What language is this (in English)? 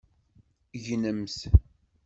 Kabyle